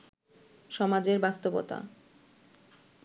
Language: Bangla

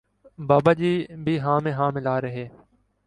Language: Urdu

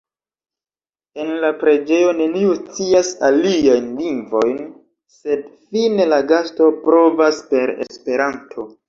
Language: Esperanto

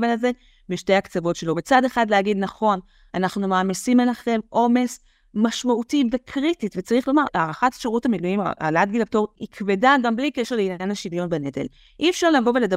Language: Hebrew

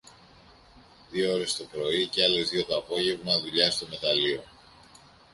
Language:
Greek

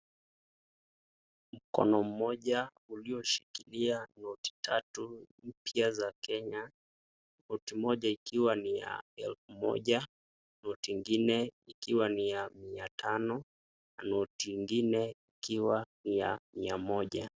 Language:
Swahili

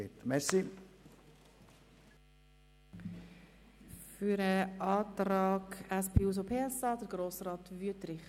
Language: Swiss German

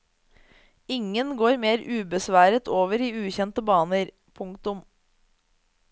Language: Norwegian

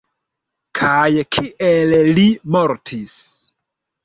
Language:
Esperanto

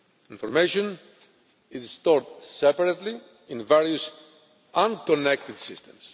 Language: English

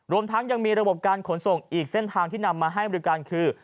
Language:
Thai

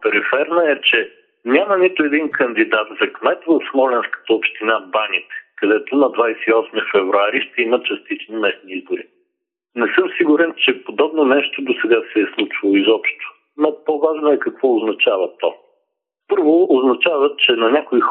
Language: Bulgarian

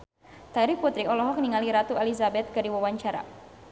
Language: Sundanese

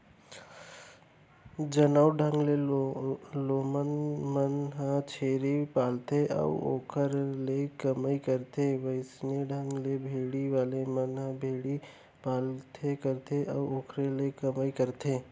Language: Chhattisgarhi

